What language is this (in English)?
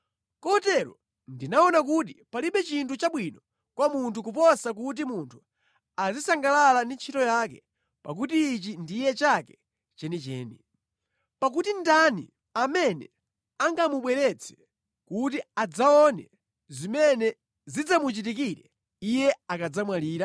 Nyanja